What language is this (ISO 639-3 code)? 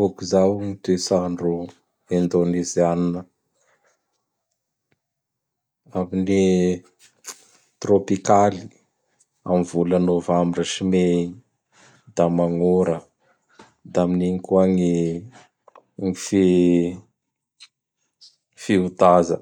bhr